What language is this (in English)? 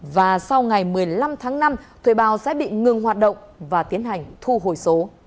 Vietnamese